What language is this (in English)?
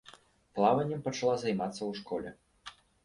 Belarusian